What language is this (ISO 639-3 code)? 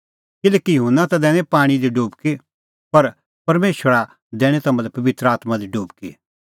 kfx